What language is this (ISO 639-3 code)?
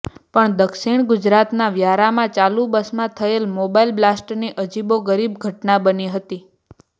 guj